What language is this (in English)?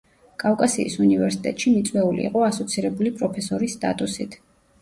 Georgian